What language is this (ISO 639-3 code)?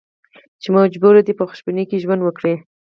pus